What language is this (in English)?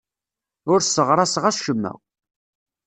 Kabyle